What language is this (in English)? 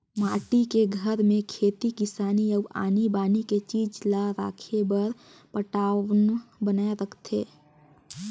Chhattisgarhi